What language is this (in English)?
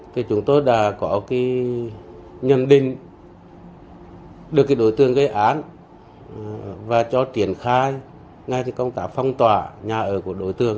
Vietnamese